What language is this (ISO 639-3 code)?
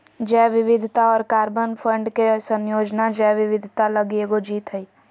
mag